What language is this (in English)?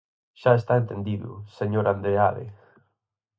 Galician